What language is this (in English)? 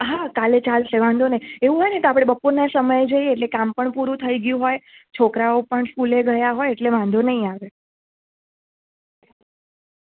Gujarati